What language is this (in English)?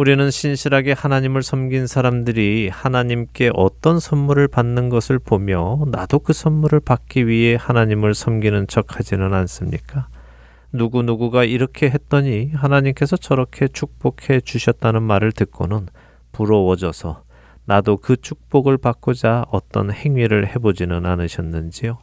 Korean